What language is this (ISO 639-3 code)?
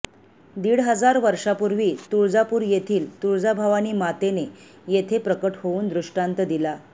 mar